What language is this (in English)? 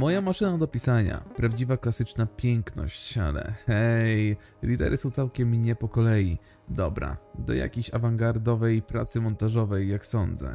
Polish